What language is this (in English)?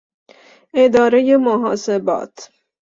Persian